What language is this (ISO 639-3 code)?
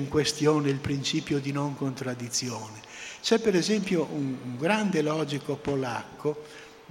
ita